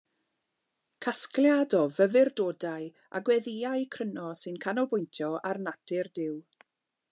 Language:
Welsh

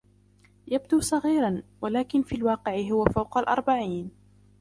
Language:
Arabic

